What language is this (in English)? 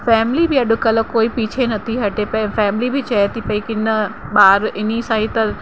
Sindhi